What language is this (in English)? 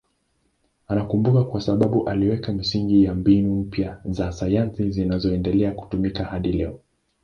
Swahili